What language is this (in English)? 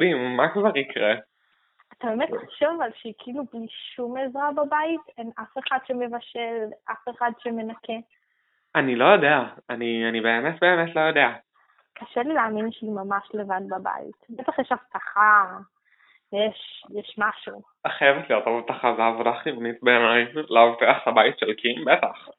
Hebrew